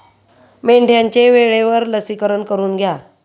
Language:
Marathi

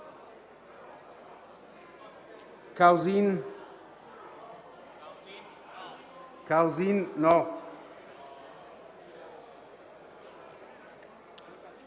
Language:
Italian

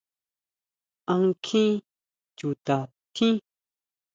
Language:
Huautla Mazatec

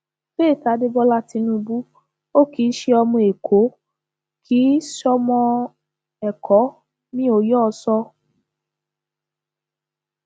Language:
Yoruba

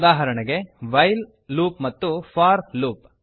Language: Kannada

